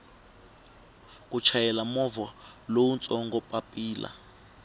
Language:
Tsonga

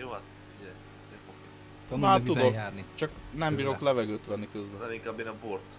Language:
Hungarian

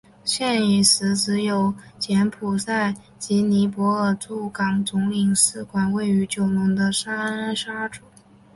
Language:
Chinese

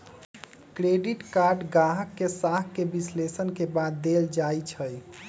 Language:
Magahi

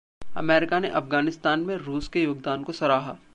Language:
Hindi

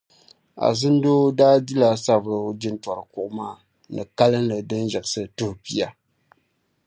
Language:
Dagbani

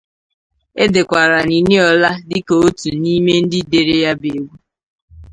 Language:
Igbo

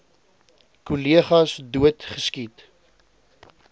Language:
Afrikaans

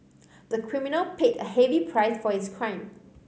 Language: English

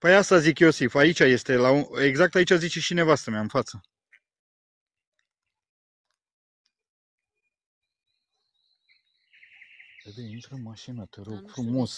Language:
Romanian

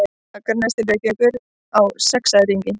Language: Icelandic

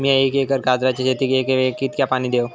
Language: Marathi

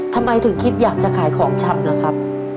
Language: Thai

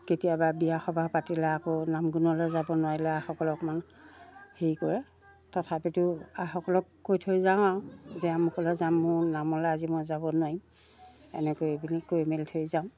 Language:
Assamese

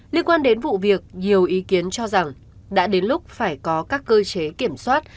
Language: Vietnamese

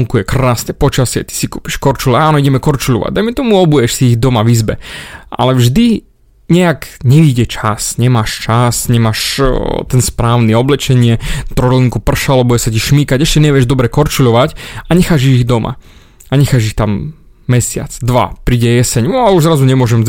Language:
Slovak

